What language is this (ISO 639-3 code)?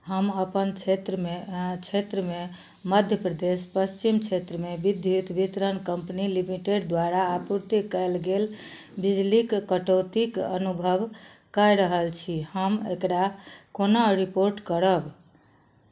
mai